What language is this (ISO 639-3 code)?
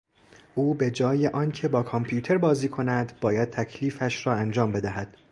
fas